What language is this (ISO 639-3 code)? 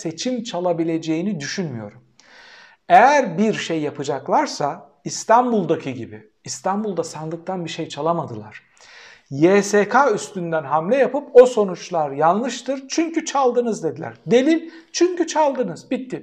tur